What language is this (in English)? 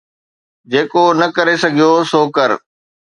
Sindhi